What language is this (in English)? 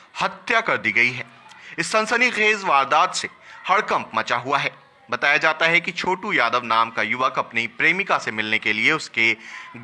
Hindi